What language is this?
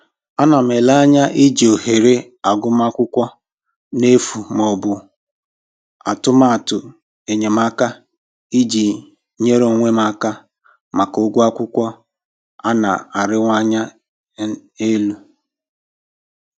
Igbo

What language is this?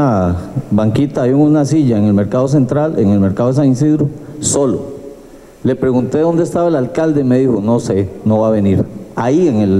Spanish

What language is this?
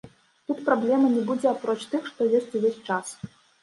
Belarusian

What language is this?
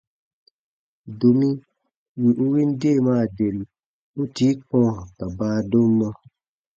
Baatonum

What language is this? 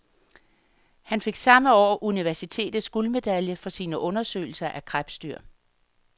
Danish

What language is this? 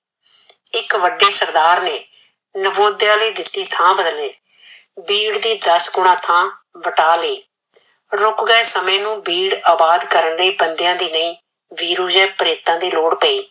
Punjabi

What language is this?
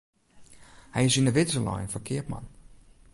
Western Frisian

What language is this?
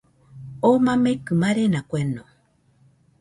Nüpode Huitoto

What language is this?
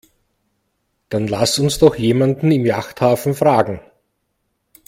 German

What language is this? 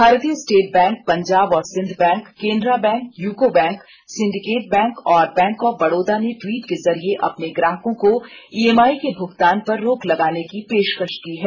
Hindi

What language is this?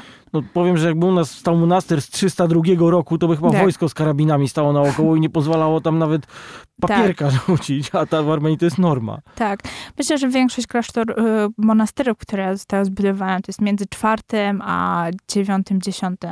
Polish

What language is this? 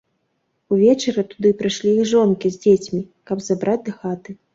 Belarusian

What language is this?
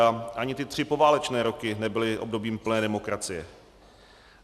Czech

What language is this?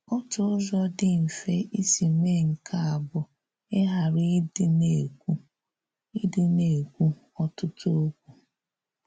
Igbo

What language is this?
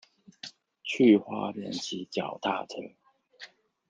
Chinese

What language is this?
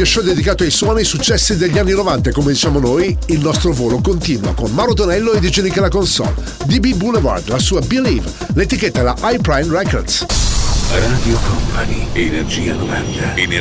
Italian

